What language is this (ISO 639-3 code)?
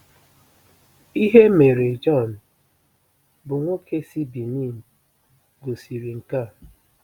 ibo